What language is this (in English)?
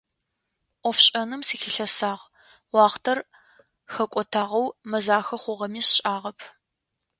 Adyghe